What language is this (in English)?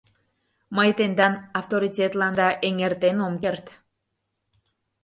Mari